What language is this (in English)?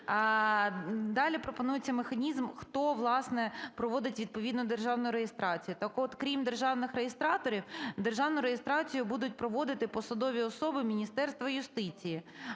Ukrainian